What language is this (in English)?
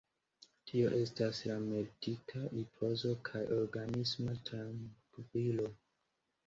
Esperanto